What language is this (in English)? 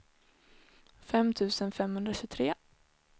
Swedish